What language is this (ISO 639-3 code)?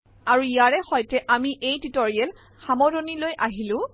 asm